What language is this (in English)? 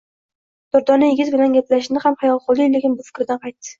Uzbek